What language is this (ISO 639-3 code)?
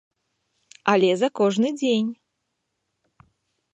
bel